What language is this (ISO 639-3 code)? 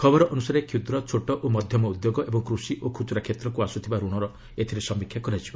ori